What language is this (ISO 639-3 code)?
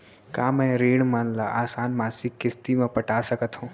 hne